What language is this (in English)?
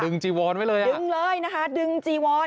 Thai